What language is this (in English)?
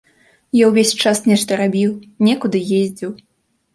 Belarusian